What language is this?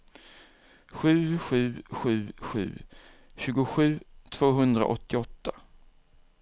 Swedish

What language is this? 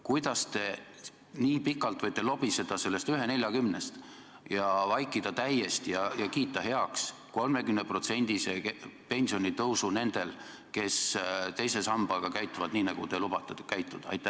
Estonian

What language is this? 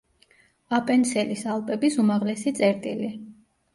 Georgian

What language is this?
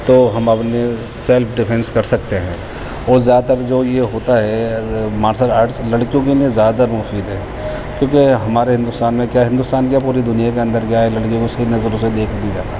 Urdu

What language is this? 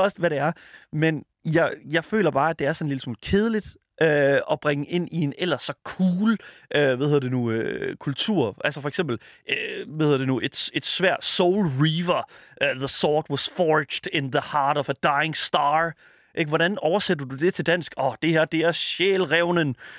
Danish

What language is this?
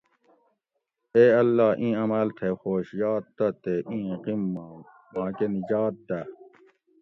Gawri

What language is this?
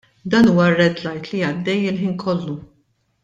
Maltese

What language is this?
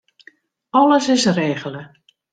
Western Frisian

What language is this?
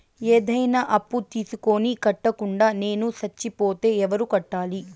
Telugu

